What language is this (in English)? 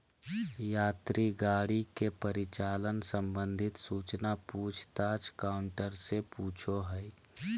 Magahi